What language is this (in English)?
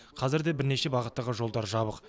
Kazakh